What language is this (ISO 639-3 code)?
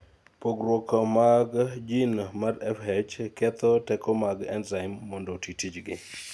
luo